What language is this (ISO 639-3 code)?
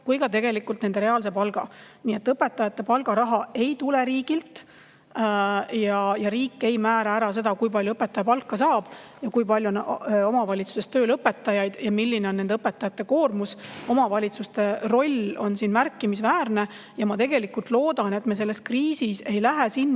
est